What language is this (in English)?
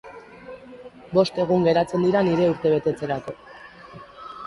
Basque